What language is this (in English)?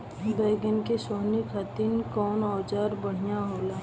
Bhojpuri